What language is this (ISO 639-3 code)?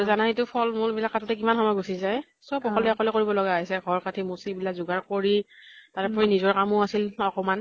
asm